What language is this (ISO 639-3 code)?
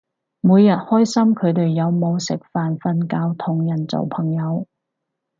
yue